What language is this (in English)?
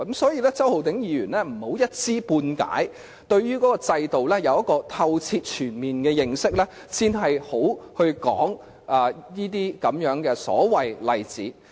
Cantonese